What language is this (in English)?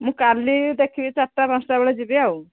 Odia